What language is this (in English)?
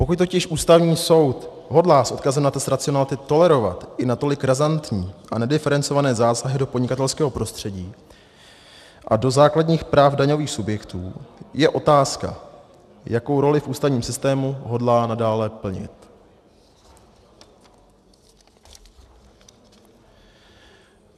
Czech